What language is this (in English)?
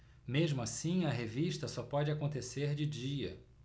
Portuguese